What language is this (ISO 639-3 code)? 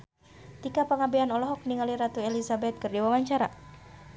sun